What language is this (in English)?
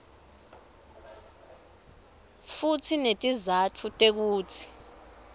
Swati